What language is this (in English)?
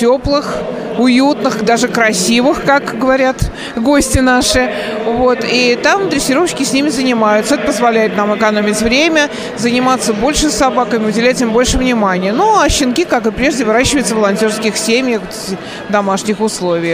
Russian